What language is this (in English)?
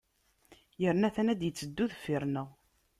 Kabyle